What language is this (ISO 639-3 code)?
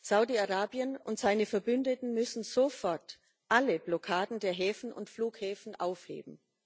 deu